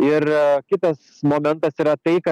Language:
Lithuanian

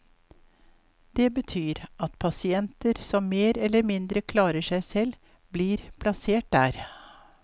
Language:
Norwegian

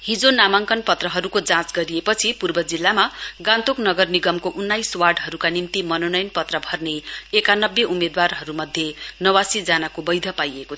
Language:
Nepali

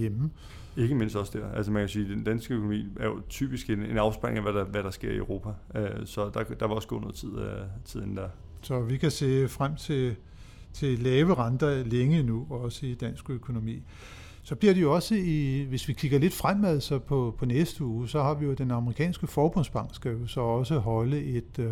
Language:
Danish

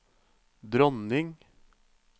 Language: Norwegian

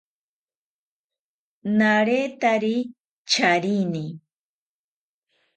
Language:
South Ucayali Ashéninka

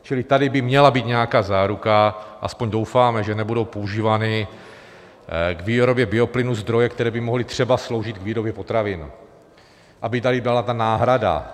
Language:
Czech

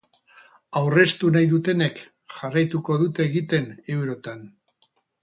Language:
Basque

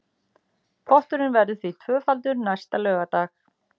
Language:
Icelandic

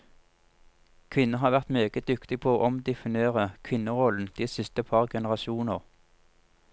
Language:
Norwegian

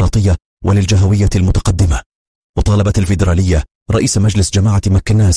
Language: Arabic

